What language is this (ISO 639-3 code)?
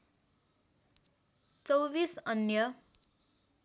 nep